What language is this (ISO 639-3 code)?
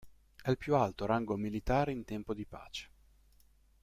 ita